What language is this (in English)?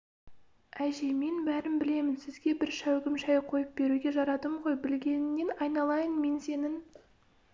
Kazakh